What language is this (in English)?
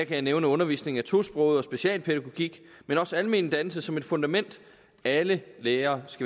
Danish